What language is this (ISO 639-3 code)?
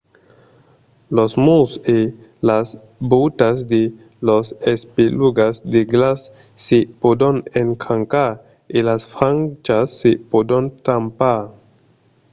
oci